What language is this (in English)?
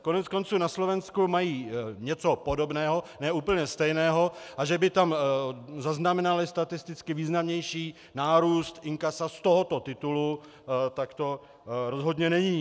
Czech